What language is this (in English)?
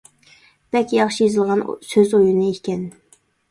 Uyghur